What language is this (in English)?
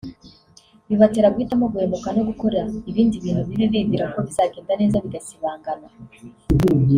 Kinyarwanda